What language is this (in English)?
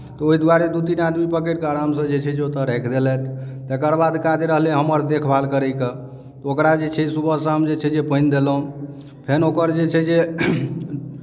Maithili